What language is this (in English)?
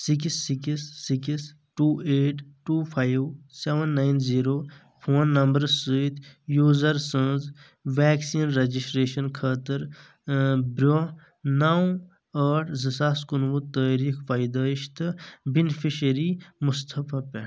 Kashmiri